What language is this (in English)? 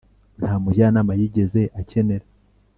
Kinyarwanda